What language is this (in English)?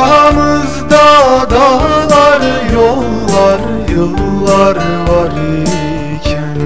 Turkish